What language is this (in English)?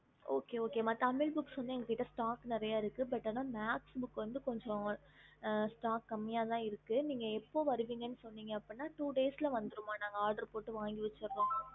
Tamil